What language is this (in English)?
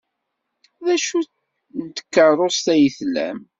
Kabyle